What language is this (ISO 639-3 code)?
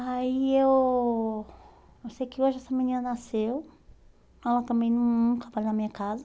por